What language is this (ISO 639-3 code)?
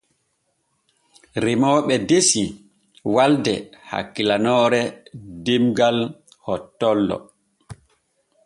fue